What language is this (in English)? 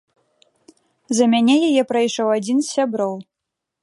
Belarusian